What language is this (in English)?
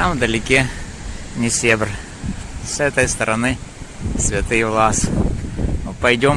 Russian